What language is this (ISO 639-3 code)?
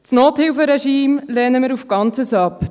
gsw